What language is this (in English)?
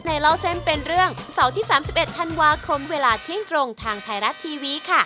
Thai